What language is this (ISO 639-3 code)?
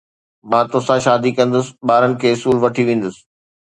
snd